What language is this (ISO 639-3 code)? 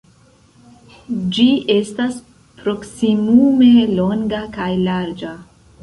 epo